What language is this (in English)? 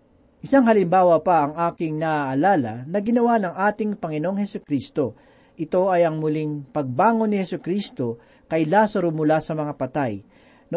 Filipino